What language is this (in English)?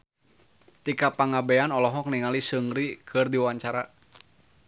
Sundanese